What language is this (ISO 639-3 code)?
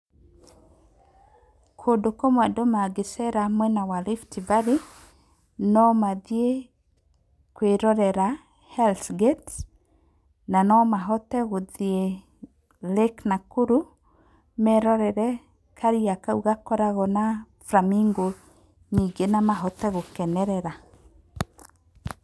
kik